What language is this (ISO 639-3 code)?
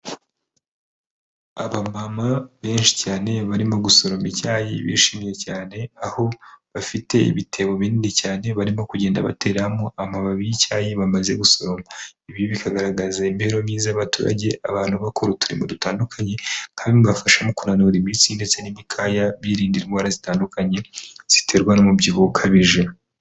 kin